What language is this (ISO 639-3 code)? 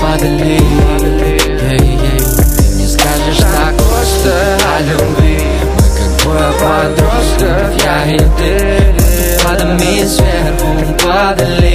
rus